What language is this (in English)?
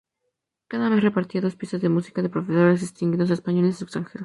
Spanish